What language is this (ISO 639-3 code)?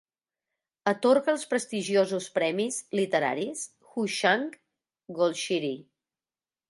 cat